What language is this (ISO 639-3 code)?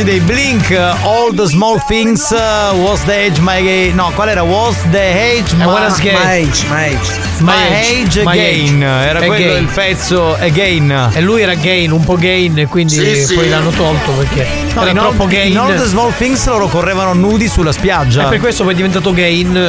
ita